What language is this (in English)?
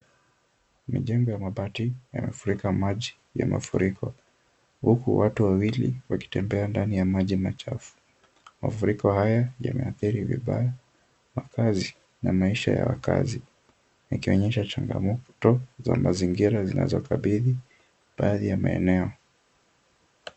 Swahili